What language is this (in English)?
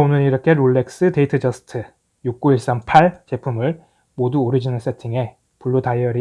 Korean